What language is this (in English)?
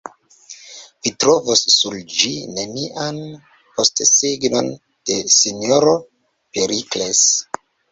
Esperanto